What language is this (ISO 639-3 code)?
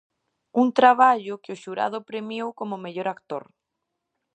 glg